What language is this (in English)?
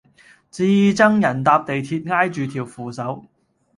Cantonese